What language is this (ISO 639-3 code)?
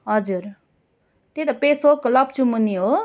nep